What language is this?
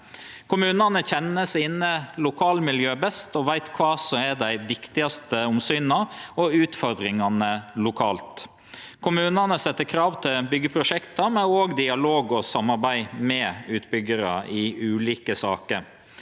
Norwegian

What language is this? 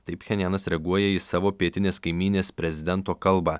Lithuanian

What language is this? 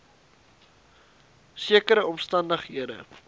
Afrikaans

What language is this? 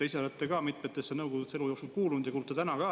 Estonian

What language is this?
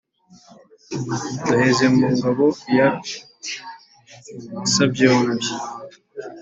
Kinyarwanda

